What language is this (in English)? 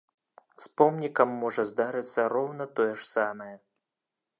Belarusian